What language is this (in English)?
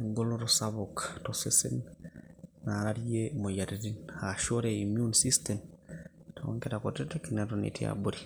Masai